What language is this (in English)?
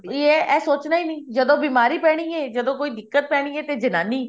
Punjabi